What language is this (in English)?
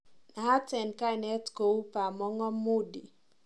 Kalenjin